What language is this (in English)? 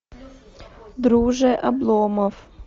Russian